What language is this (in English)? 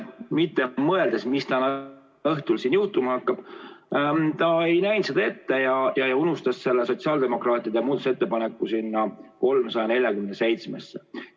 Estonian